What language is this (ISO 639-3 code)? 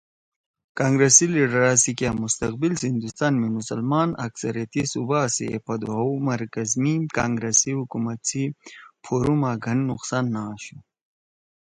trw